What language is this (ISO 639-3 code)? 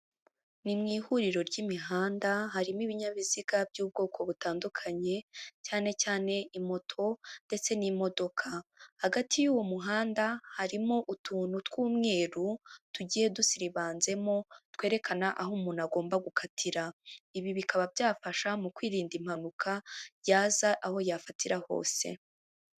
kin